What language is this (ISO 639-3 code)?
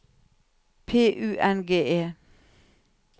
nor